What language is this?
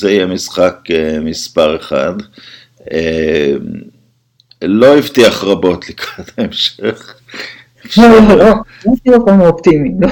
Hebrew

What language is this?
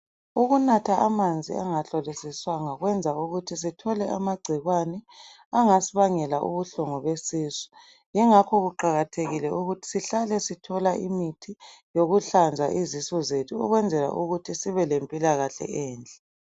North Ndebele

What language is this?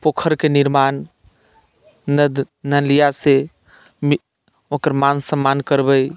Maithili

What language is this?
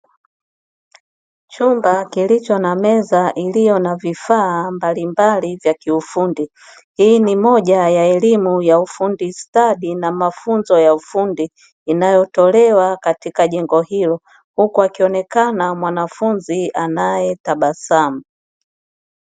Swahili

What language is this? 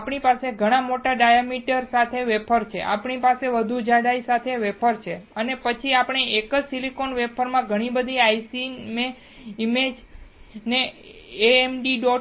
Gujarati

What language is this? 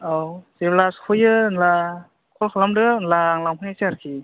Bodo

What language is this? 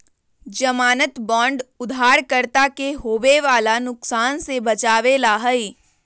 Magahi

